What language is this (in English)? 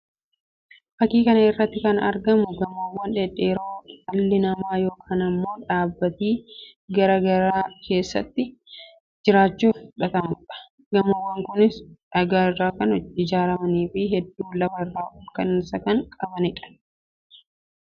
Oromo